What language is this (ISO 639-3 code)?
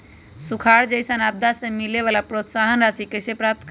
mag